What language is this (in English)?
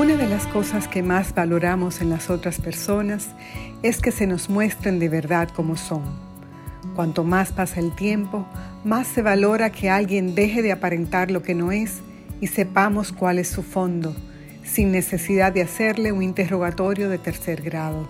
Spanish